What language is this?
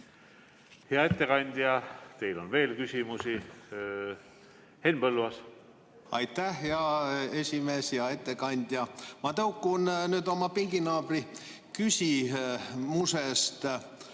Estonian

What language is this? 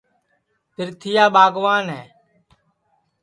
Sansi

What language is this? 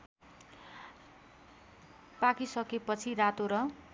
Nepali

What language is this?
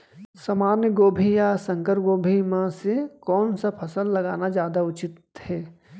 Chhattisgarhi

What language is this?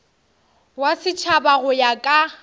Northern Sotho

